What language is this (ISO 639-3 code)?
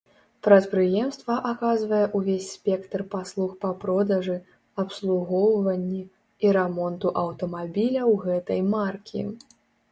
bel